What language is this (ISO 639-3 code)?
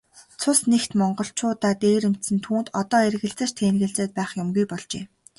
mon